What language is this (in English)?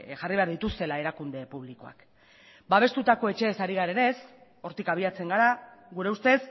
Basque